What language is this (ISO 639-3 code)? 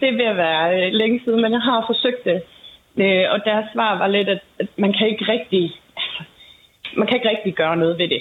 dan